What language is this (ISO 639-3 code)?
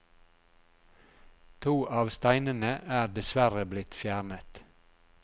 nor